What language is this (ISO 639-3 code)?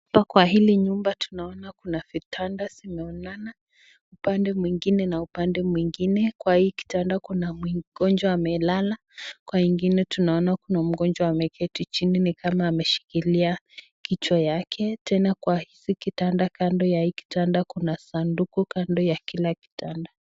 swa